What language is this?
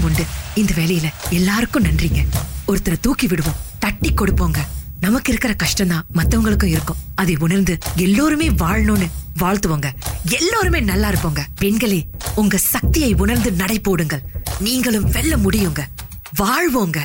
Tamil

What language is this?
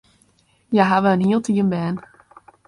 Western Frisian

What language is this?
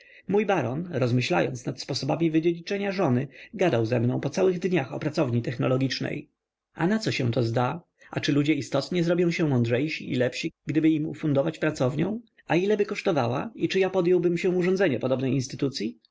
Polish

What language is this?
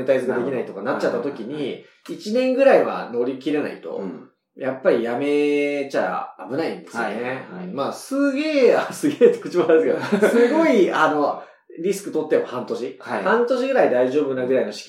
Japanese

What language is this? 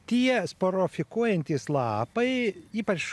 Lithuanian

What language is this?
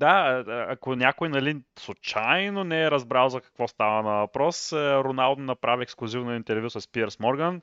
Bulgarian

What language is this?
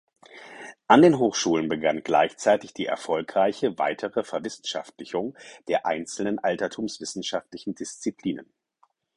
German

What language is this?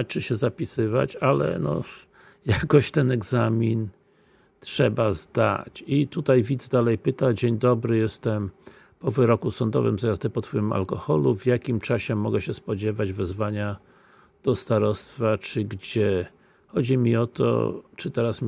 Polish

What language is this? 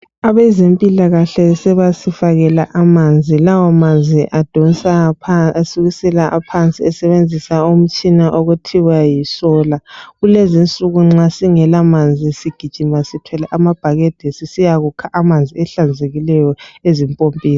North Ndebele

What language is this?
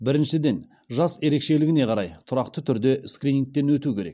Kazakh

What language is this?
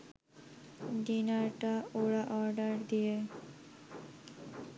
Bangla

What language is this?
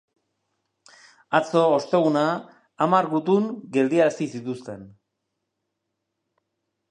Basque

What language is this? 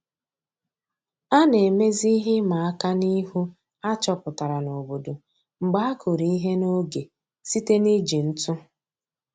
Igbo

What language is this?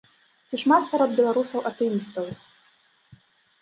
Belarusian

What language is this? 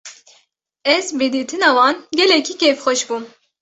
Kurdish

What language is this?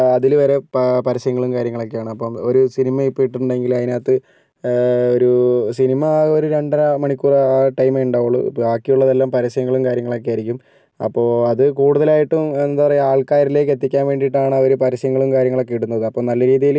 Malayalam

